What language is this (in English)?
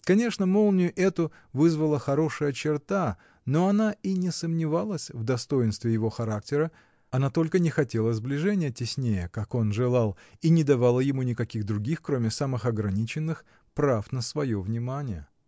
Russian